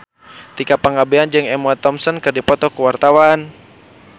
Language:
Sundanese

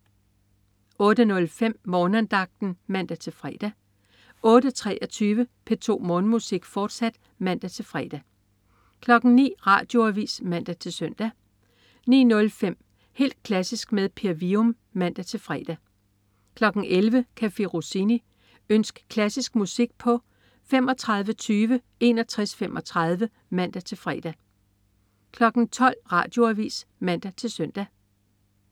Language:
Danish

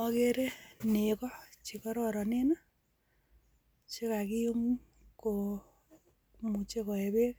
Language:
Kalenjin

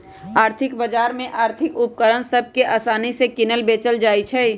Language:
Magahi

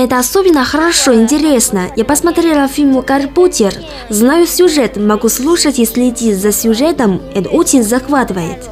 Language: Russian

